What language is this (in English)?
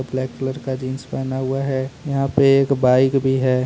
Hindi